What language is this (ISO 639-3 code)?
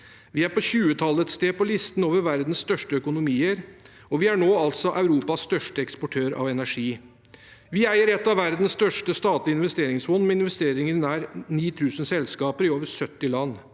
nor